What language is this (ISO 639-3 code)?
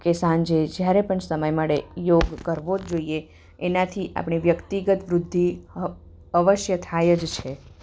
guj